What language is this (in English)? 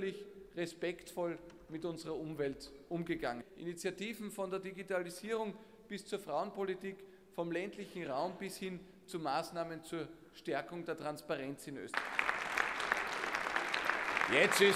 German